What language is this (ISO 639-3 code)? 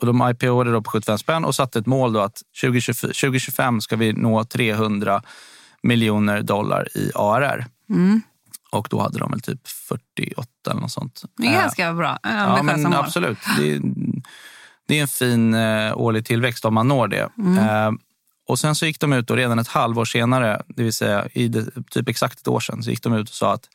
swe